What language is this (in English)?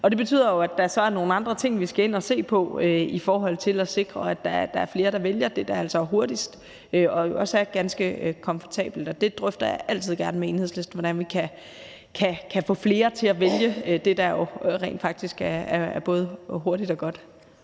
Danish